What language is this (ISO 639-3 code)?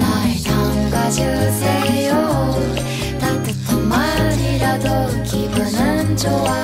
kor